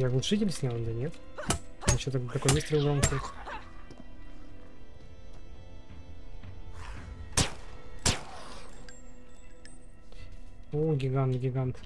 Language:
Russian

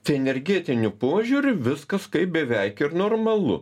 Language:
Lithuanian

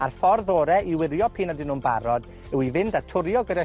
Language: Welsh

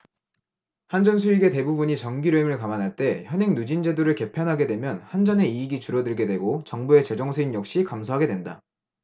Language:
Korean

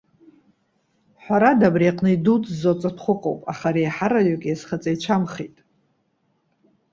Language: Abkhazian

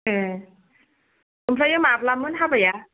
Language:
Bodo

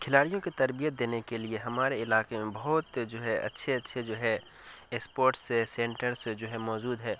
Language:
Urdu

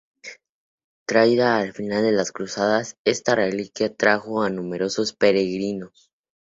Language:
Spanish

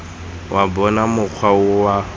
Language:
Tswana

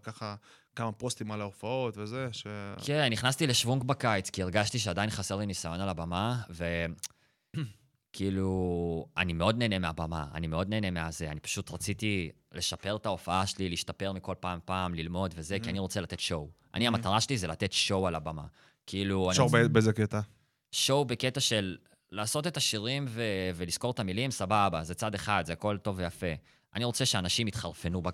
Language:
Hebrew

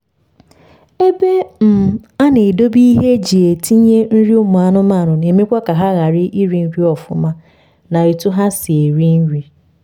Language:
Igbo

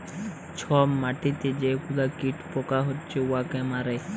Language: Bangla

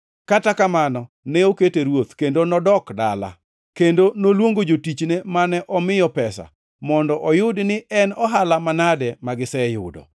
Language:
Luo (Kenya and Tanzania)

